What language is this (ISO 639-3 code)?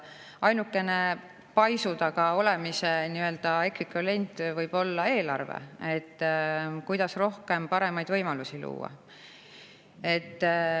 est